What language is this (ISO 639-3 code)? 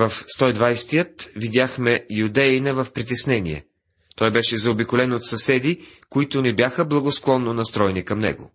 bul